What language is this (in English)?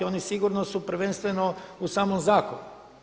Croatian